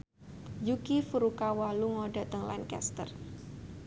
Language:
Javanese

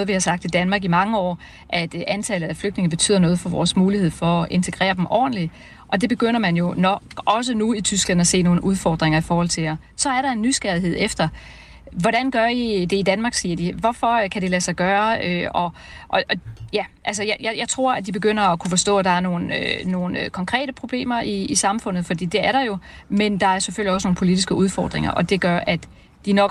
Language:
Danish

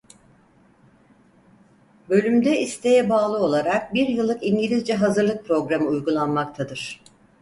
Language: Turkish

